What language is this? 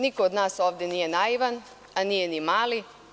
Serbian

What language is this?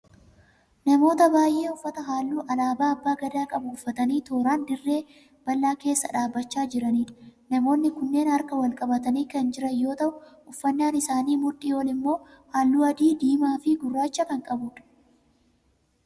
Oromo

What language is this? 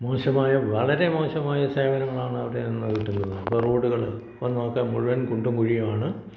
Malayalam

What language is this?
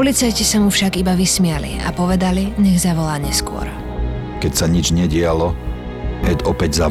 Slovak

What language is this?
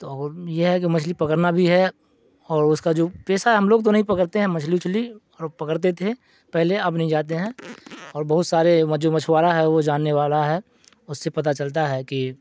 Urdu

